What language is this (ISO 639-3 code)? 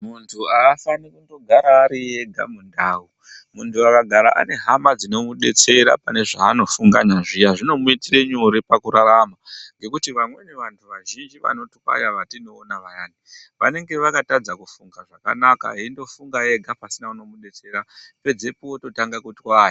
ndc